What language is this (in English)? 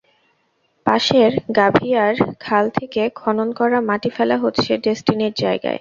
Bangla